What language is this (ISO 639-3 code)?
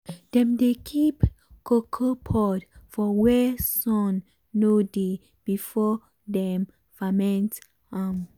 pcm